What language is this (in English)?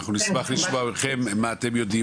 Hebrew